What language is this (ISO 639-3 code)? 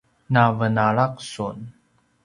pwn